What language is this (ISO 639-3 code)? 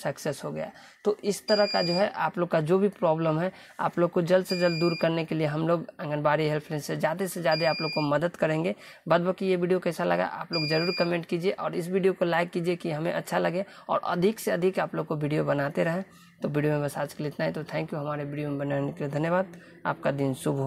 hin